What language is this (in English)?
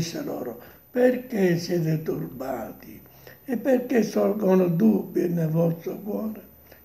Italian